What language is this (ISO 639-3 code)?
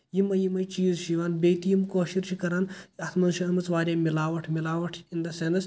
kas